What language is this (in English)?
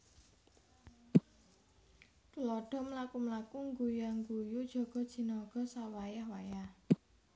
Javanese